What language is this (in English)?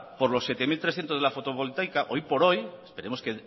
Spanish